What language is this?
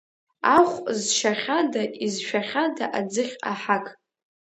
Abkhazian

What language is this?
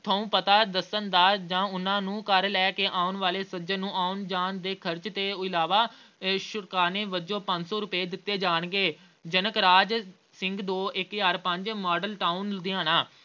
Punjabi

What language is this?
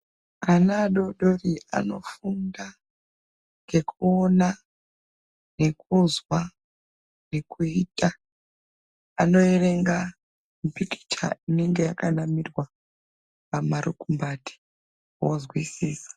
Ndau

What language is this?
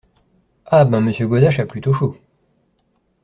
French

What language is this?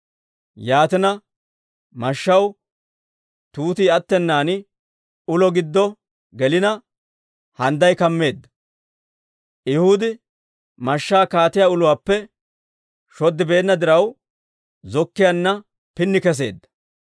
Dawro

